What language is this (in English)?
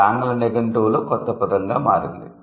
Telugu